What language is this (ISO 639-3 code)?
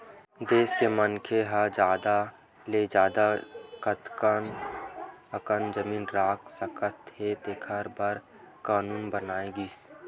hne